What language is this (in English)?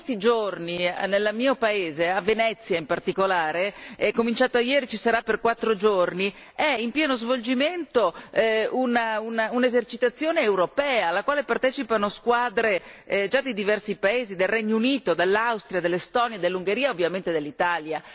Italian